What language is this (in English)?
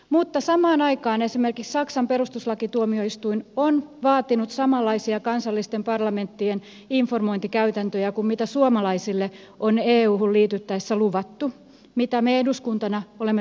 Finnish